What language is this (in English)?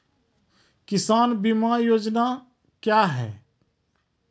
Maithili